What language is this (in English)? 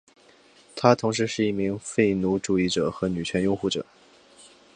Chinese